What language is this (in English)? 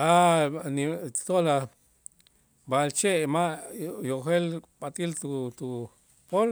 Itzá